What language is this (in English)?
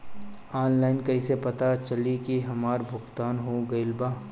Bhojpuri